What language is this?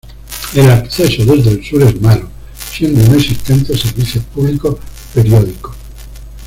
Spanish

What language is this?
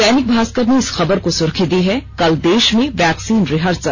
Hindi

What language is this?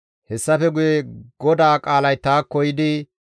Gamo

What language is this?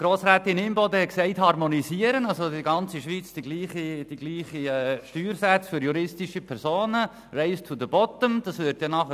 Swiss German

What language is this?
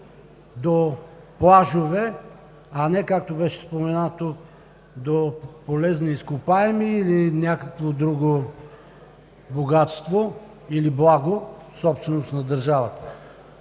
Bulgarian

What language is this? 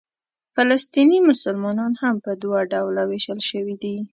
Pashto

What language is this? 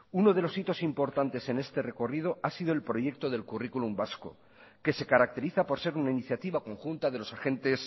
Spanish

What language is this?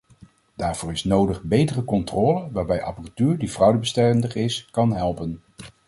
Dutch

